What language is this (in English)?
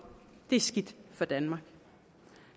Danish